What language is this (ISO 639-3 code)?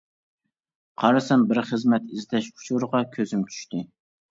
uig